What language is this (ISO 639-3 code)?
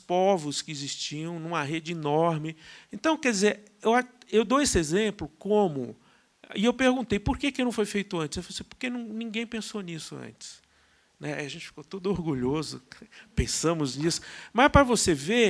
por